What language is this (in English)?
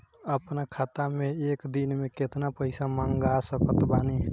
Bhojpuri